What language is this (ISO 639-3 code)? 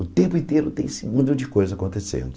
por